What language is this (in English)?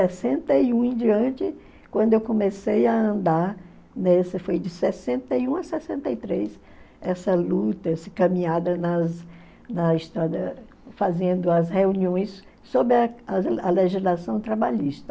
Portuguese